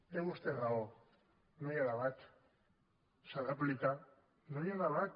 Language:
Catalan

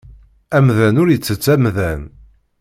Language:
Kabyle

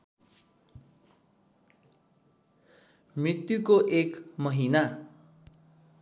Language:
Nepali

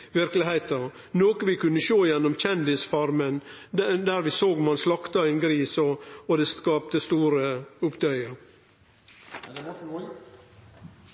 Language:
Norwegian Nynorsk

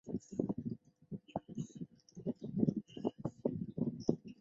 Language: Chinese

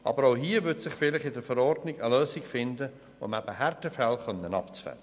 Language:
Swiss German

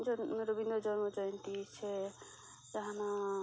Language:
Santali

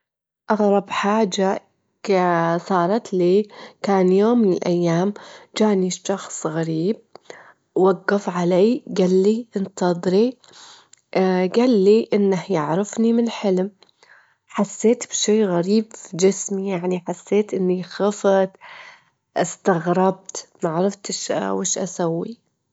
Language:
Gulf Arabic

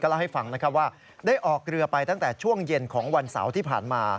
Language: Thai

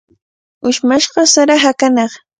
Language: Cajatambo North Lima Quechua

